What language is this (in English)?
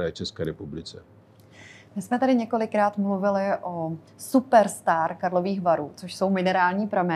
Czech